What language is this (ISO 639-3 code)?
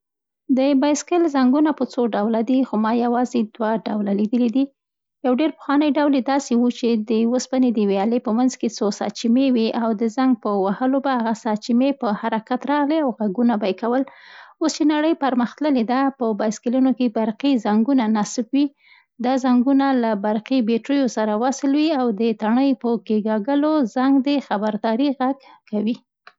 pst